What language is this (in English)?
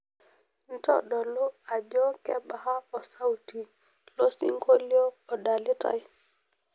Masai